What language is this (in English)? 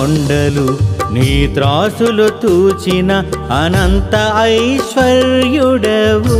Telugu